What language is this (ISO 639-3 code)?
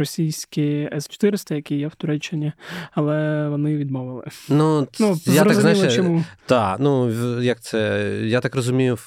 ukr